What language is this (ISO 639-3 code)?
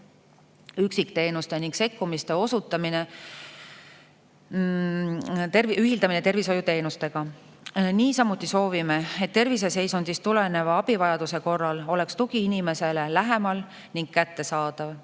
est